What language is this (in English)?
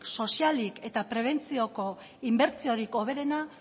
Basque